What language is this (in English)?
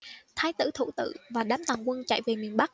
Vietnamese